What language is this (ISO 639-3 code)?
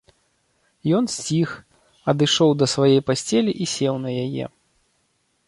bel